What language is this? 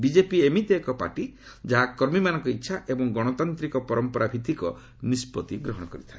Odia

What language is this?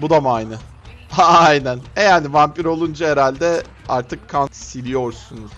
Turkish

